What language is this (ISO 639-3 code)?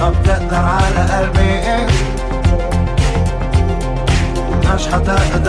heb